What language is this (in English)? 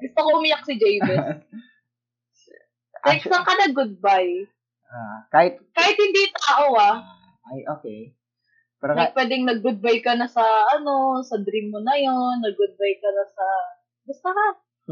Filipino